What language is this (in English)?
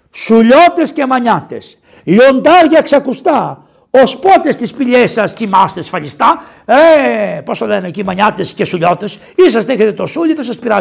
Greek